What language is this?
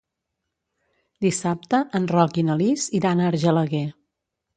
Catalan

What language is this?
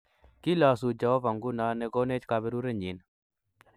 Kalenjin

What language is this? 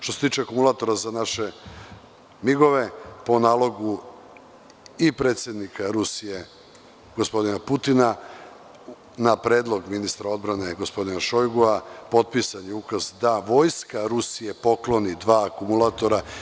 Serbian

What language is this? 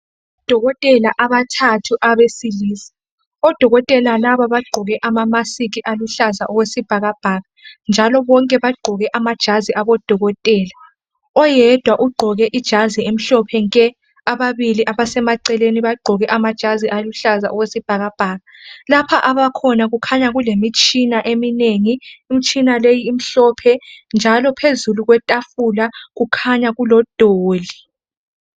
North Ndebele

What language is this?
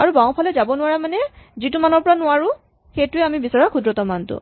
Assamese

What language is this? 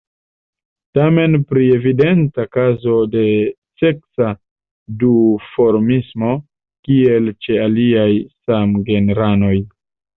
Esperanto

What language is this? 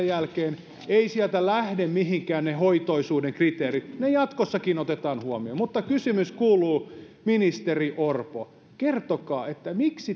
Finnish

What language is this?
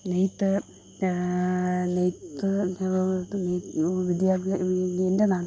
Malayalam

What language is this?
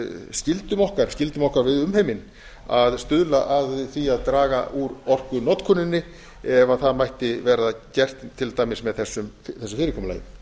Icelandic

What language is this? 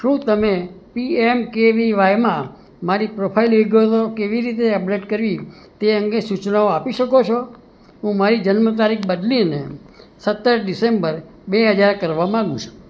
Gujarati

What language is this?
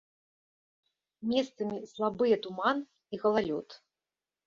Belarusian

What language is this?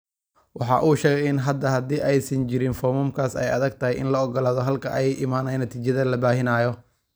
Somali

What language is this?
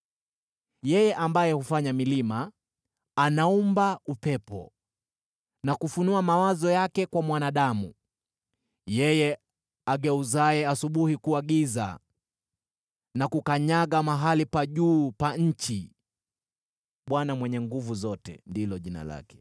Swahili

